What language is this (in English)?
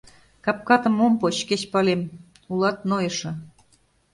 Mari